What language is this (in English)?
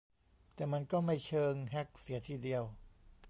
Thai